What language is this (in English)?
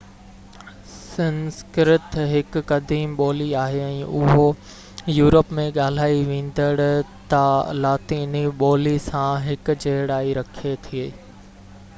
Sindhi